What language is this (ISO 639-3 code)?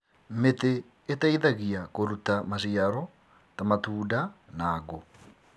kik